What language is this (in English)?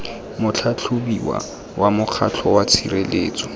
Tswana